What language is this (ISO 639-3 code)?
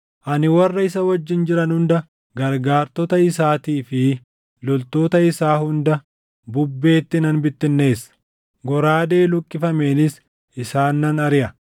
orm